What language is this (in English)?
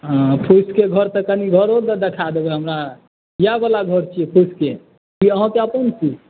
Maithili